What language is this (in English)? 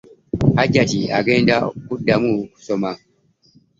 Ganda